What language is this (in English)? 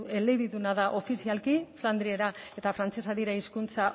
Basque